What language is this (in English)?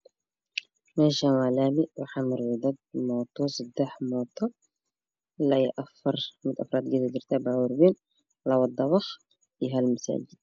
Somali